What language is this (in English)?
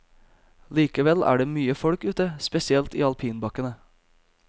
Norwegian